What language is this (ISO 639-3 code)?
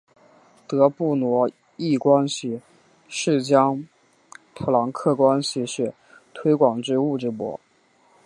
zho